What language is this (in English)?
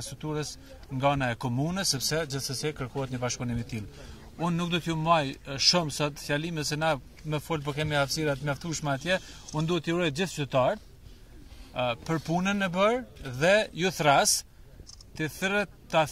Lithuanian